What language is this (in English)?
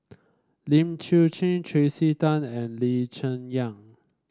English